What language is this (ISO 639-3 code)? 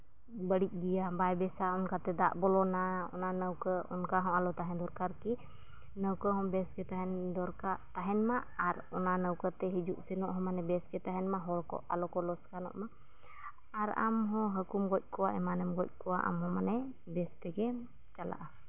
sat